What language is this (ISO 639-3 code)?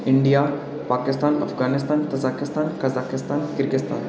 doi